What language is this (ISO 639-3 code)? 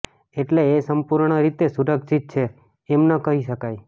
guj